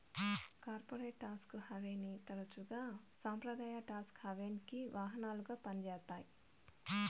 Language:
Telugu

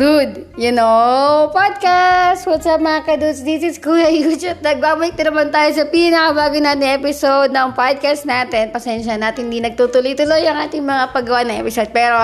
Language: Filipino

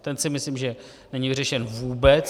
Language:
Czech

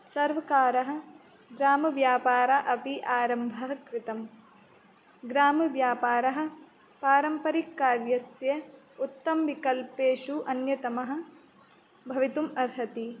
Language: Sanskrit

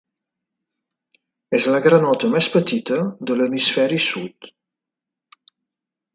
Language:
Catalan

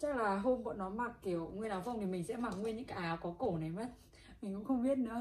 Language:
Vietnamese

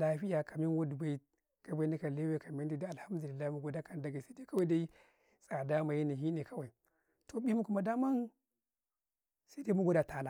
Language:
Karekare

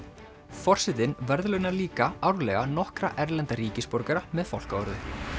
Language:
Icelandic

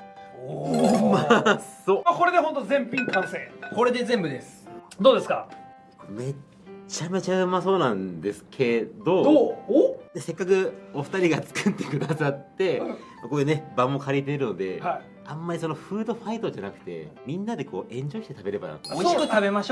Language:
Japanese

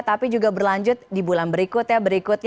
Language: Indonesian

